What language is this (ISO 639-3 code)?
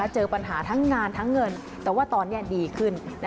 tha